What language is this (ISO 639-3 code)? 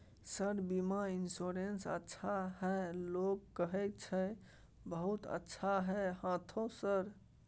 mai